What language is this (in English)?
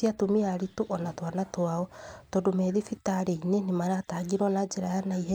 Kikuyu